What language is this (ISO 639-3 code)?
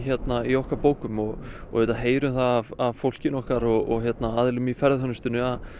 isl